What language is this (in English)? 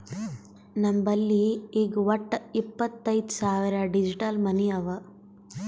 Kannada